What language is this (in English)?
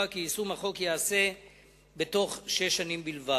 Hebrew